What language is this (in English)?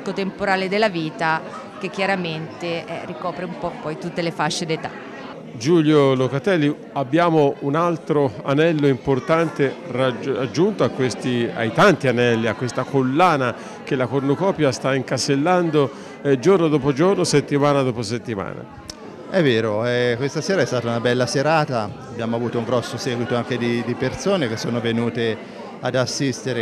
Italian